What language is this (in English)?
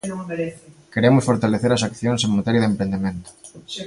Galician